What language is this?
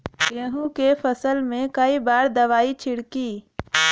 Bhojpuri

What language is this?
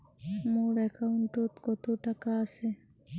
Bangla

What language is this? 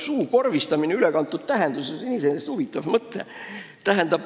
Estonian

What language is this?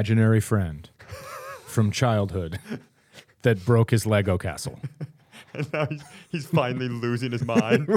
English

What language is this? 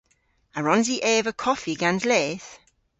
Cornish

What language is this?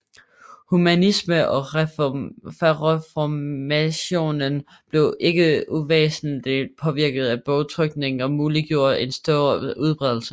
Danish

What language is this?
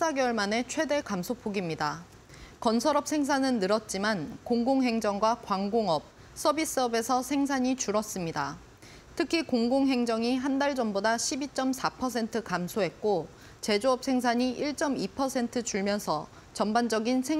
Korean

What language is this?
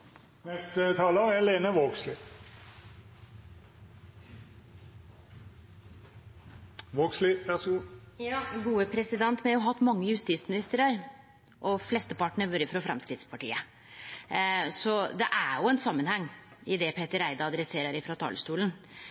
Norwegian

